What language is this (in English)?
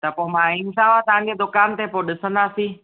Sindhi